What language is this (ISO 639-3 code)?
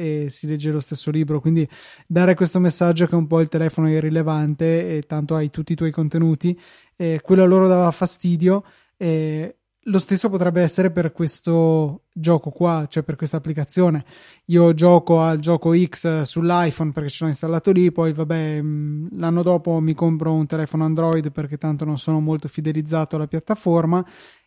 ita